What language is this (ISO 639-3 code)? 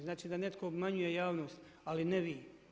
hrv